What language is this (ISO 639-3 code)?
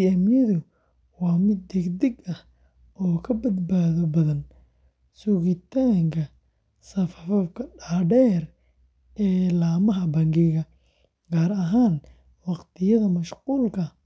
som